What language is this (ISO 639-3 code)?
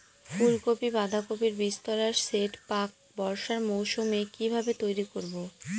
ben